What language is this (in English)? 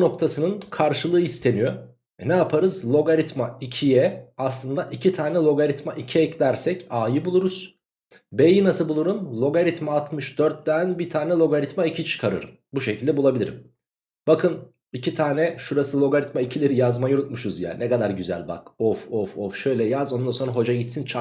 Turkish